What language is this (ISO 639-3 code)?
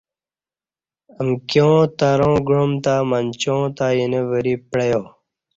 bsh